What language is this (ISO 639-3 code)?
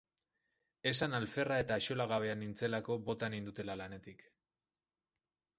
eus